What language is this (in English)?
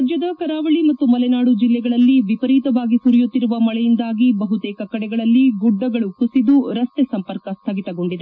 Kannada